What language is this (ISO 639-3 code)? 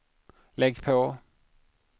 swe